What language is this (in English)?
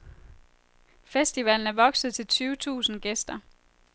Danish